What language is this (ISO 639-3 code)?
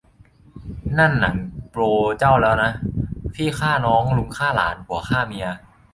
tha